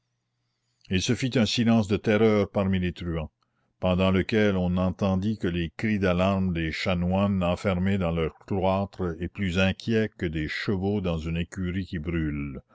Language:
French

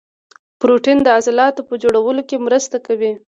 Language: Pashto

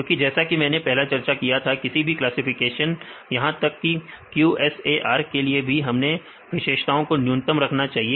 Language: Hindi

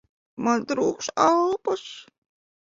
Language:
Latvian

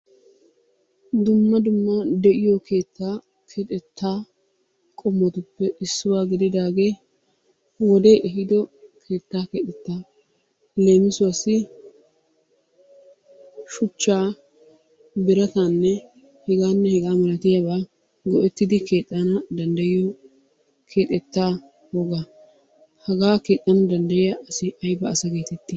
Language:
Wolaytta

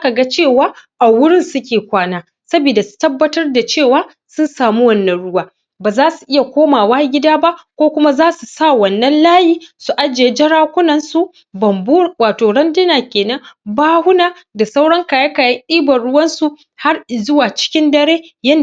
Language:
Hausa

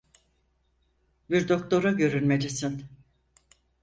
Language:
Turkish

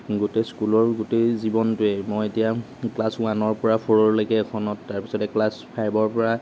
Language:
Assamese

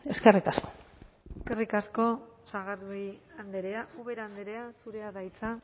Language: Basque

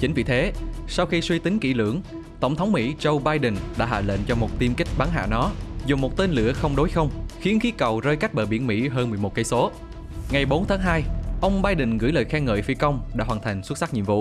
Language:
Vietnamese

